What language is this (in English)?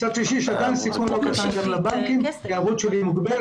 Hebrew